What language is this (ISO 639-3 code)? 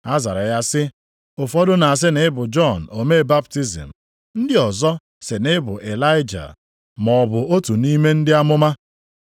ibo